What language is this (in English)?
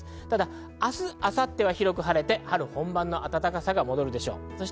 Japanese